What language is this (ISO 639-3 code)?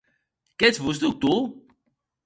oci